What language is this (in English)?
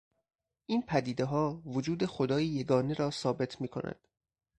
Persian